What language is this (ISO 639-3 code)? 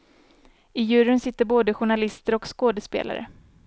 swe